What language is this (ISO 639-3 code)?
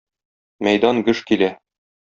tat